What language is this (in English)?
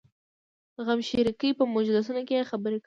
Pashto